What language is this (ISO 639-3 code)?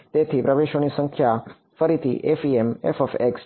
guj